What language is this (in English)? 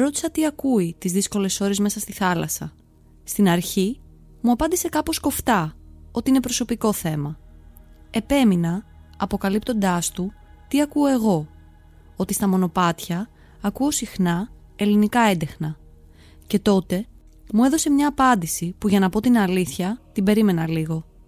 Greek